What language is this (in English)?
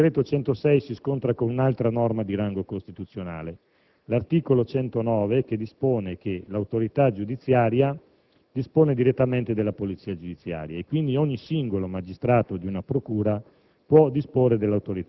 Italian